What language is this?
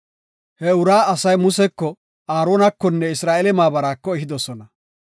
Gofa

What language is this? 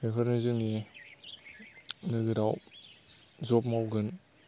Bodo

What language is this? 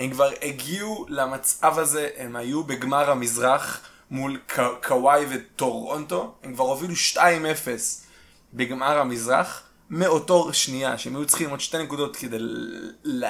Hebrew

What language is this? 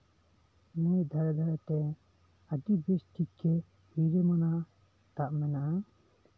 Santali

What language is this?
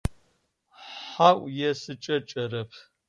Adyghe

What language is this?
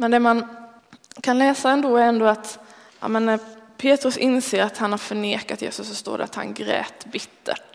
Swedish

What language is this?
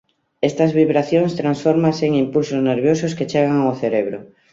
Galician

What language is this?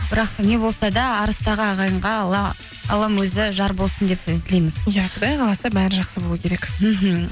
Kazakh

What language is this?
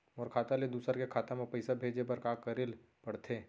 Chhattisgarhi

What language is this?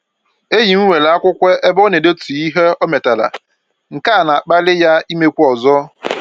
Igbo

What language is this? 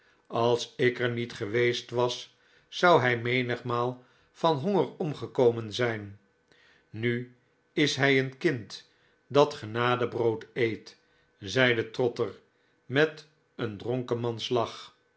Dutch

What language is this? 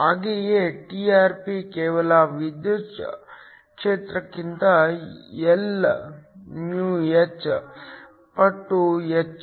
Kannada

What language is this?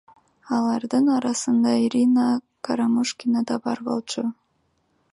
Kyrgyz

